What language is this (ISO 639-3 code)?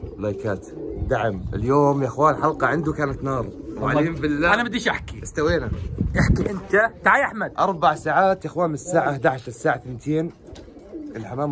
ara